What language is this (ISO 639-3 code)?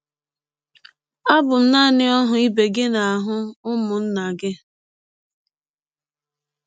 ibo